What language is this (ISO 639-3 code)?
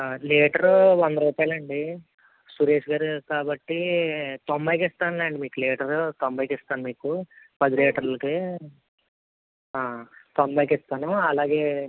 tel